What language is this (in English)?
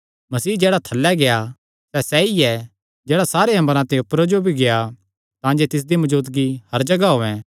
Kangri